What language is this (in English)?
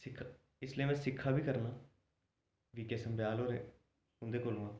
Dogri